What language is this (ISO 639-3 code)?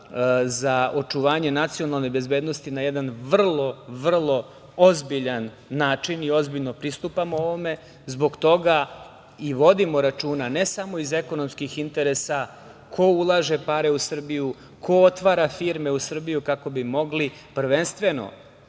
srp